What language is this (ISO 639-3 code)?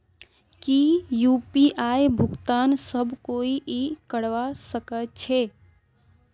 mag